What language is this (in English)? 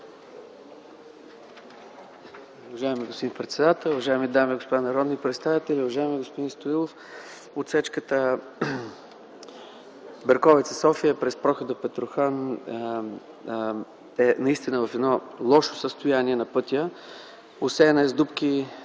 Bulgarian